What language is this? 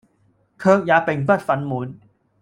Cantonese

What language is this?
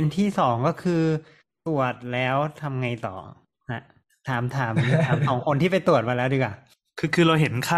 Thai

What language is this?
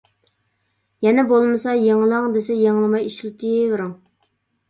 Uyghur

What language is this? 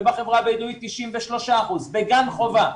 Hebrew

